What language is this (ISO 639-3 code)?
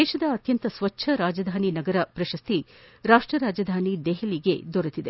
kan